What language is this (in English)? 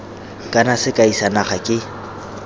Tswana